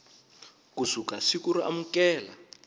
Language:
Tsonga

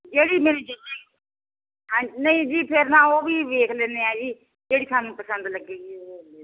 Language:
Punjabi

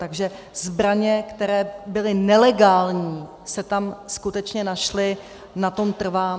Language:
Czech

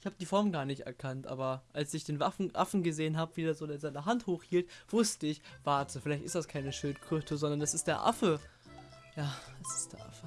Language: German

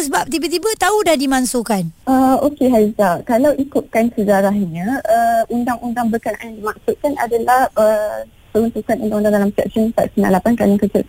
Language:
Malay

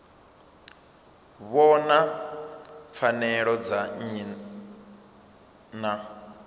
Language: Venda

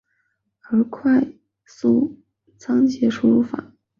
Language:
Chinese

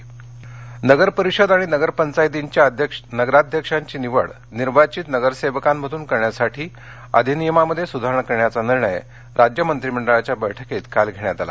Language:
Marathi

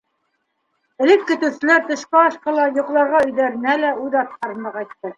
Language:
Bashkir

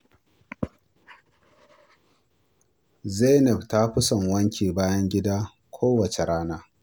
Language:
Hausa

